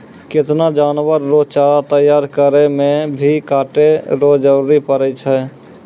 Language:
Maithili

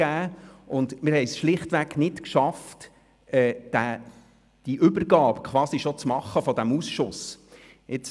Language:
Swiss German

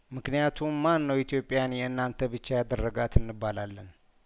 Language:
Amharic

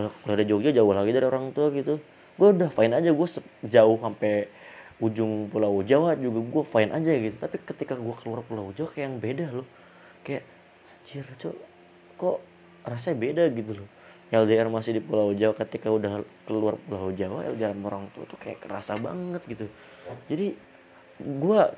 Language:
Indonesian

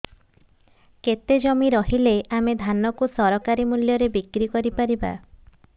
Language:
Odia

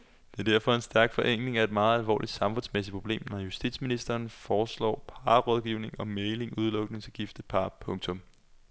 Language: Danish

